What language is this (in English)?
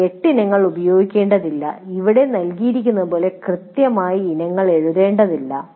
Malayalam